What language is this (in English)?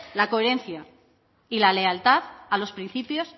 Spanish